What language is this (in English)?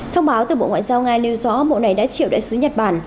Vietnamese